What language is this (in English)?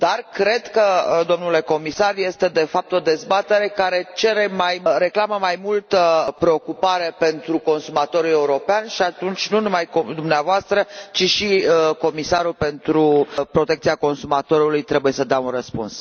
Romanian